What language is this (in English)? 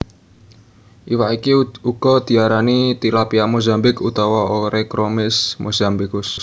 Javanese